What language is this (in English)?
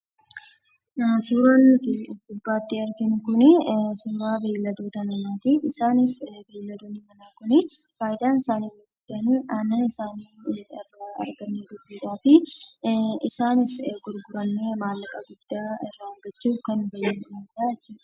Oromo